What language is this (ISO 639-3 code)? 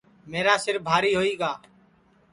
ssi